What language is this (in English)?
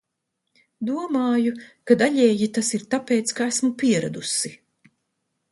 Latvian